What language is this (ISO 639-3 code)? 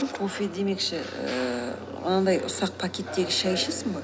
kaz